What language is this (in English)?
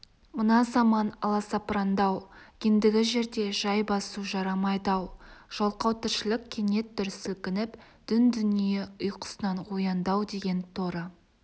Kazakh